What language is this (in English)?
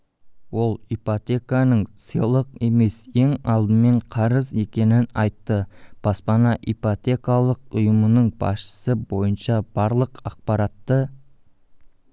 Kazakh